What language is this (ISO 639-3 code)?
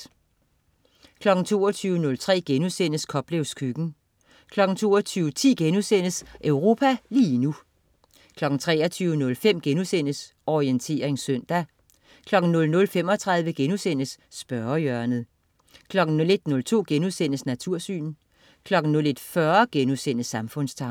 dan